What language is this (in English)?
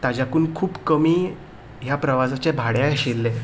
Konkani